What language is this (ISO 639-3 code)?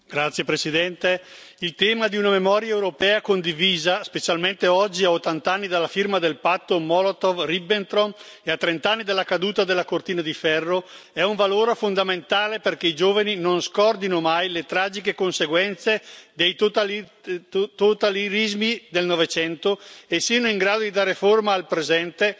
ita